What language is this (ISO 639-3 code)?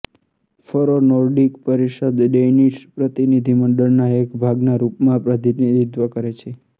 guj